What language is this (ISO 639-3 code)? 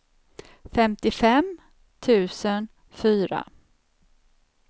swe